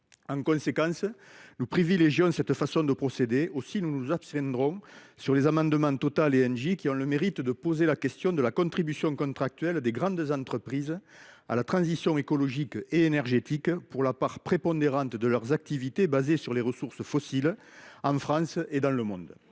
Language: French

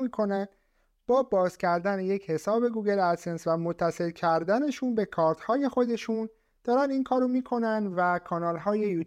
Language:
Persian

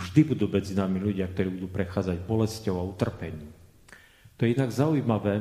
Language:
Slovak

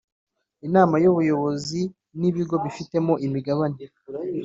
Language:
Kinyarwanda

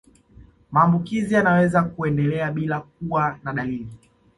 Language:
Swahili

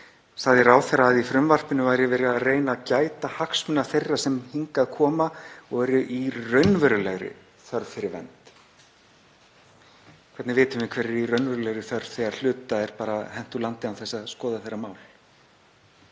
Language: Icelandic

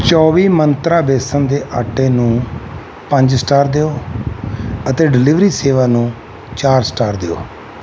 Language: Punjabi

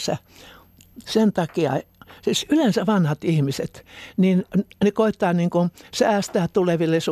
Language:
Finnish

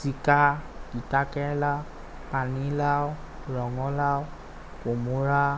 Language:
Assamese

